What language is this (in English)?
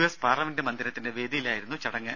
Malayalam